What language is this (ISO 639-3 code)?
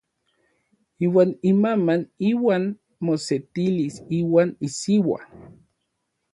nlv